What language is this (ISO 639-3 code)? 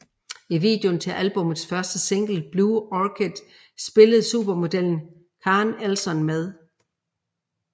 dan